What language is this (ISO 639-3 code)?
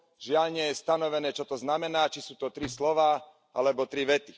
slk